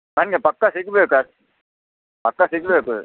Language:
Kannada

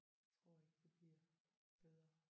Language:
Danish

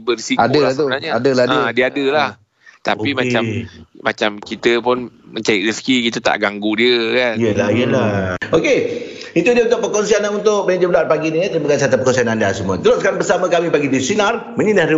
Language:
Malay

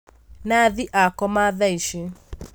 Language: Kikuyu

